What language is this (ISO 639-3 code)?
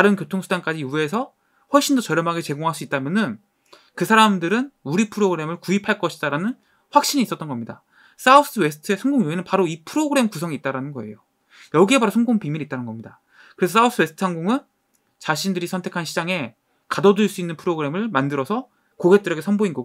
kor